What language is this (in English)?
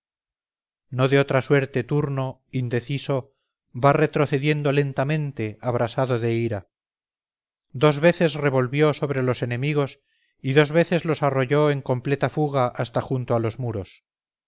Spanish